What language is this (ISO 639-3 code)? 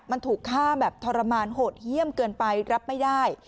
tha